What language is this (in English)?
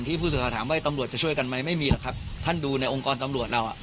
Thai